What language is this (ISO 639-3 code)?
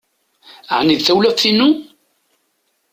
kab